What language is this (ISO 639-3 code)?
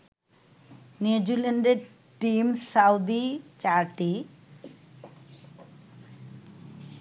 ben